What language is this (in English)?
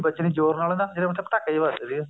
Punjabi